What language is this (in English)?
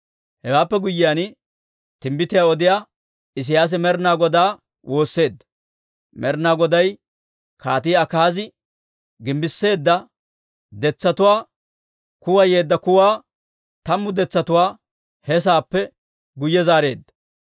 Dawro